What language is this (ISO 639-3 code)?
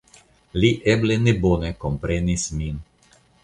epo